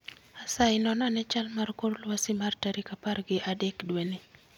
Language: Luo (Kenya and Tanzania)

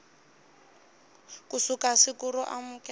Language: Tsonga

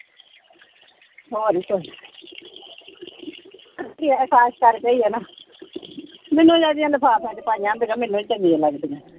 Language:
Punjabi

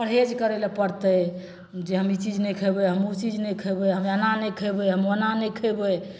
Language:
Maithili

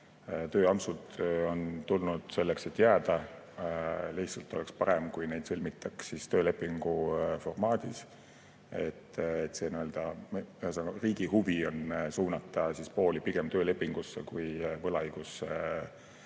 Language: Estonian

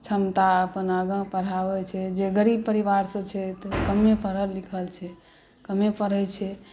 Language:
Maithili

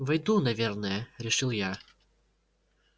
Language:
Russian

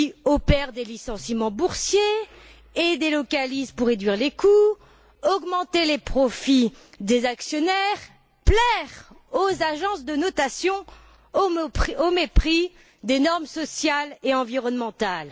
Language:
French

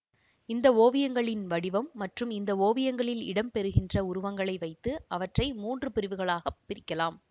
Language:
Tamil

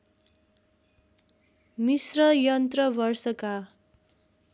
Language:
Nepali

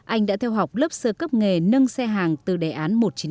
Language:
Vietnamese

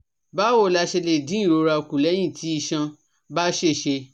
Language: Yoruba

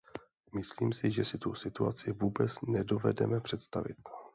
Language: Czech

